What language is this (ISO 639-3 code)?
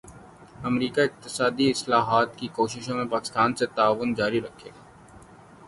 urd